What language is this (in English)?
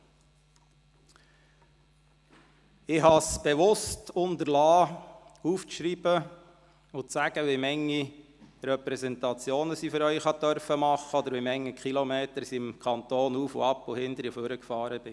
Swiss German